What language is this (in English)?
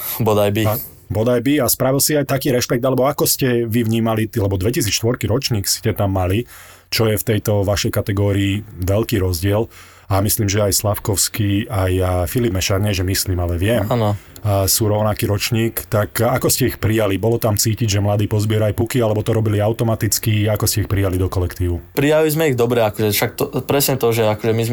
Slovak